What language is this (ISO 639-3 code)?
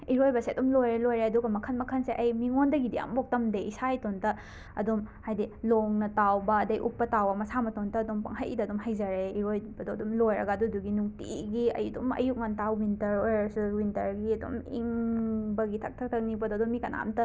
mni